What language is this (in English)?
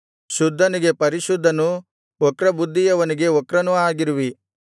Kannada